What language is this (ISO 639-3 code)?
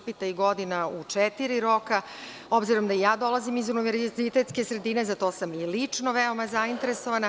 srp